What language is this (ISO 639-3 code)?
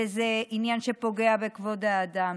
heb